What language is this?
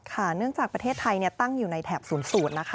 Thai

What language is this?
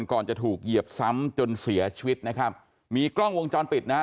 Thai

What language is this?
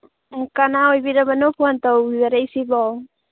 Manipuri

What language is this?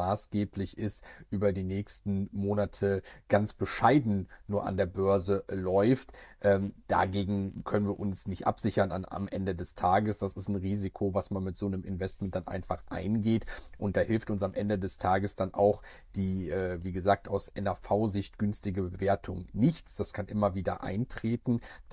German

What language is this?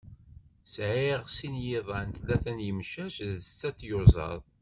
Kabyle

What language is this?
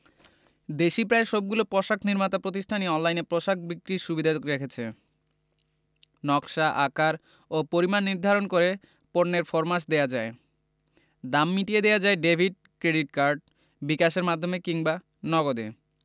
Bangla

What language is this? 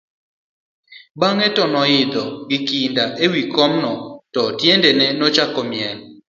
Luo (Kenya and Tanzania)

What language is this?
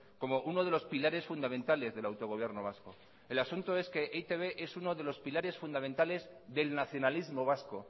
Spanish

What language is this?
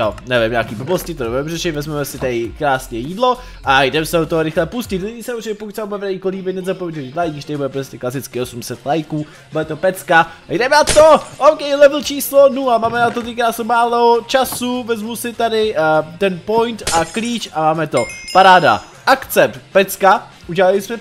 Czech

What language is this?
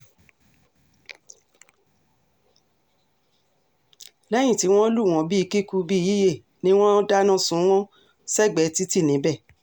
Yoruba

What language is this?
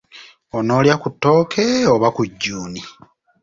Ganda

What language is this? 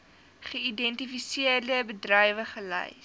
Afrikaans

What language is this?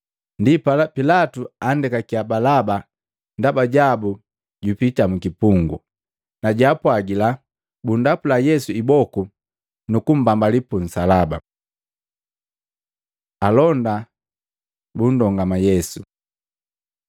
Matengo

